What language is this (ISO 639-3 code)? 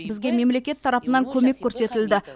kaz